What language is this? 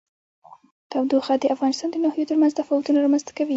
Pashto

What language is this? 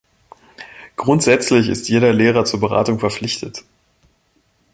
German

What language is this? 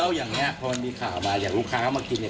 Thai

